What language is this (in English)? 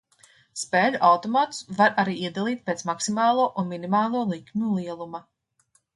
Latvian